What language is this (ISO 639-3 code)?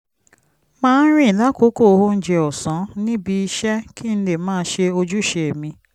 yor